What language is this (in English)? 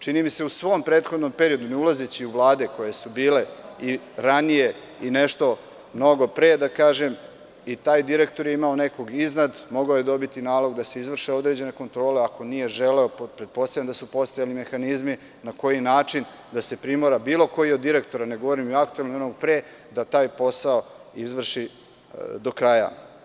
Serbian